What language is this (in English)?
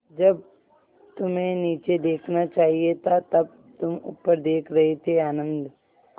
Hindi